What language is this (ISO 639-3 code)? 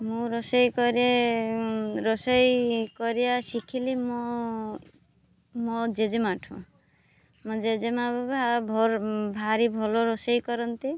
ori